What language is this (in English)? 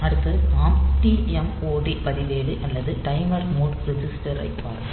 Tamil